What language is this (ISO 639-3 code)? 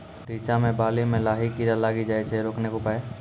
mai